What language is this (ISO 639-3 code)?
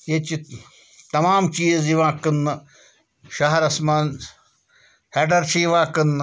kas